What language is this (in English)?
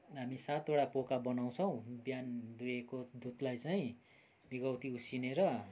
Nepali